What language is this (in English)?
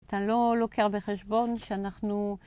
Hebrew